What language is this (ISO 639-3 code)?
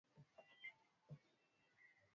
swa